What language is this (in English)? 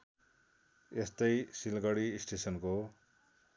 Nepali